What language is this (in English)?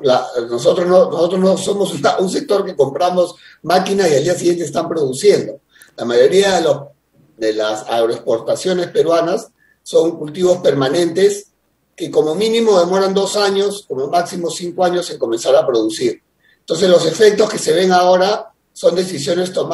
Spanish